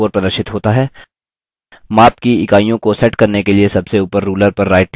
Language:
Hindi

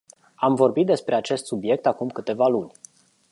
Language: Romanian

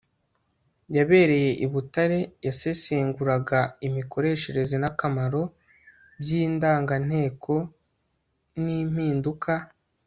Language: Kinyarwanda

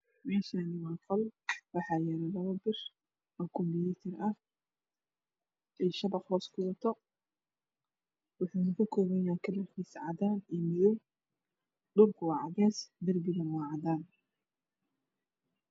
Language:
Somali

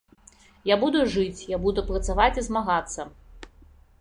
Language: Belarusian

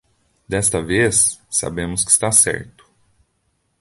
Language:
Portuguese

